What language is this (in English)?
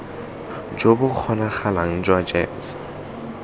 Tswana